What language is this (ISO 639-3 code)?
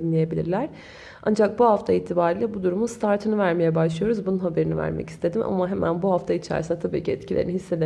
tur